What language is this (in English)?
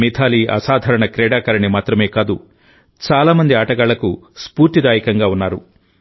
Telugu